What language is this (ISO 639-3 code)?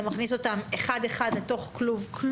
heb